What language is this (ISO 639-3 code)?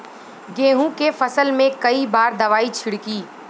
bho